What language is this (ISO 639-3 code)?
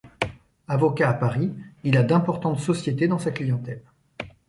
fra